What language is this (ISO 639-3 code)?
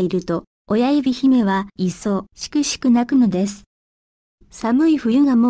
jpn